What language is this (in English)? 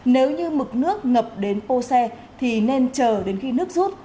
Vietnamese